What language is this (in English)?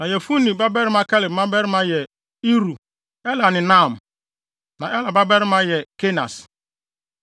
Akan